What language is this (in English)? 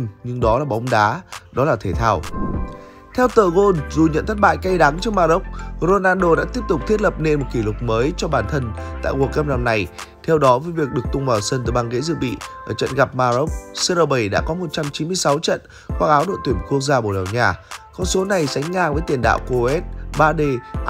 Vietnamese